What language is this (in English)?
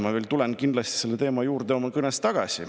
Estonian